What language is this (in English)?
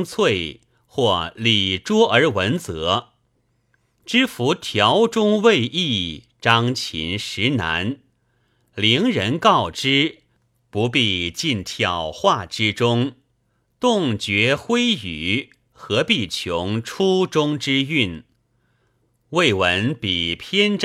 Chinese